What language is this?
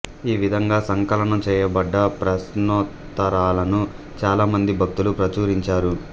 Telugu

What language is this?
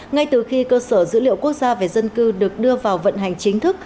Vietnamese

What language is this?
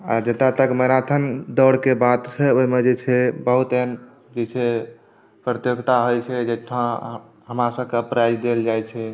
Maithili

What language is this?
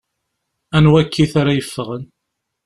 Kabyle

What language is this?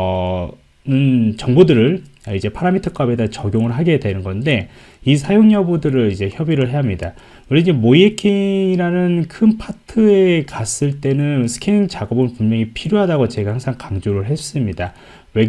Korean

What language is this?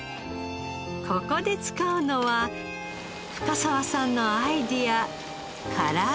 Japanese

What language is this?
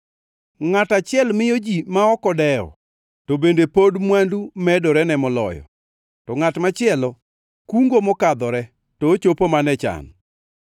Luo (Kenya and Tanzania)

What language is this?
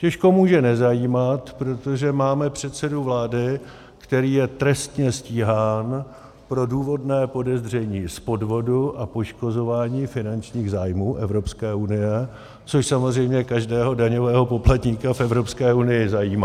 Czech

